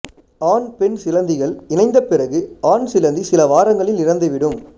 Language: Tamil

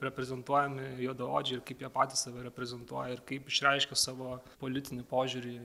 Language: Lithuanian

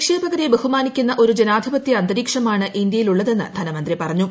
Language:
Malayalam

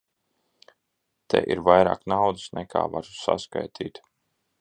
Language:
Latvian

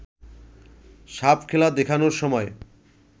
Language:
Bangla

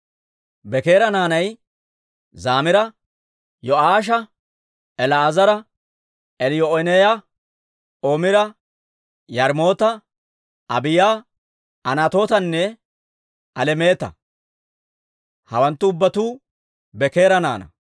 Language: Dawro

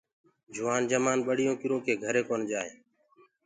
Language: Gurgula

